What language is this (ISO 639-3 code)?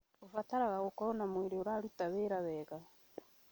kik